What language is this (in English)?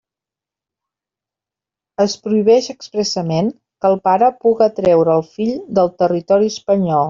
Catalan